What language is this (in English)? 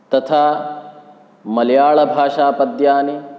Sanskrit